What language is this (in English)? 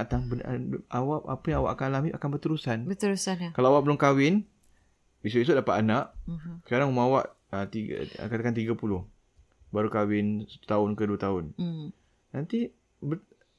Malay